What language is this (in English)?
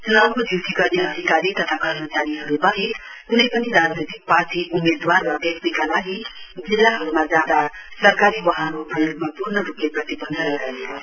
Nepali